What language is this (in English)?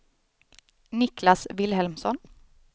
Swedish